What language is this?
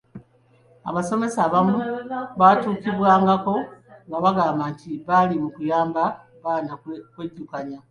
Ganda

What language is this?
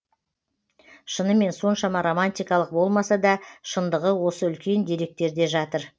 Kazakh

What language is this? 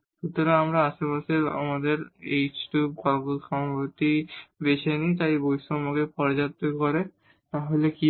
Bangla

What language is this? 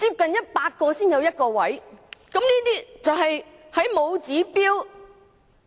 Cantonese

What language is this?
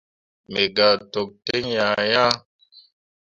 Mundang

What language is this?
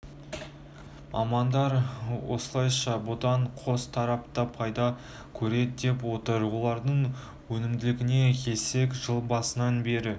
Kazakh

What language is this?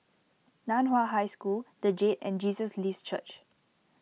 English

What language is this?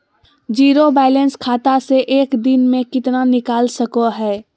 Magahi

